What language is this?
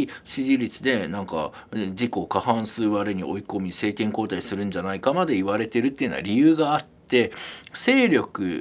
Japanese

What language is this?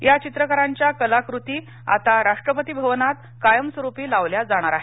Marathi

